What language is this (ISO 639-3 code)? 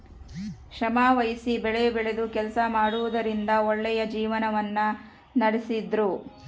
kan